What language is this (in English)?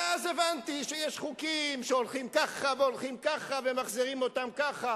Hebrew